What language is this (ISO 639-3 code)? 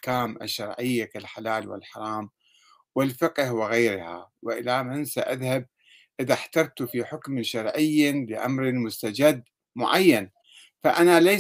ara